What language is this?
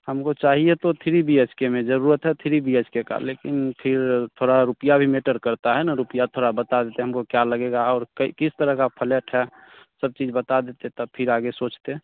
Hindi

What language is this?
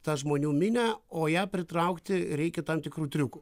Lithuanian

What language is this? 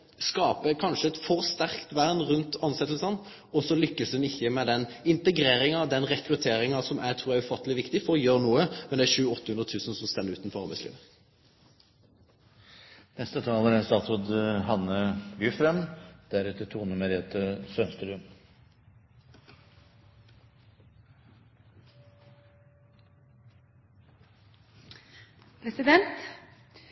Norwegian Nynorsk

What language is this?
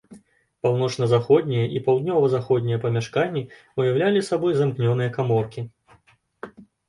Belarusian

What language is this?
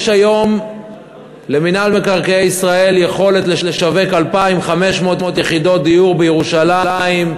Hebrew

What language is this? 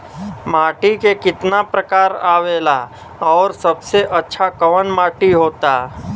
Bhojpuri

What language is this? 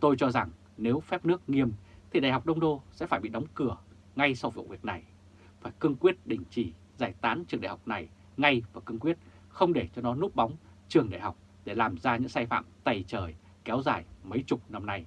Vietnamese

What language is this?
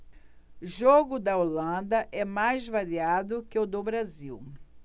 Portuguese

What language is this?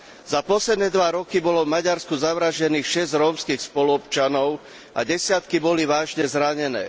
Slovak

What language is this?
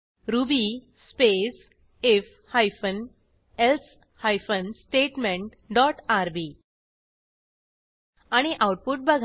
Marathi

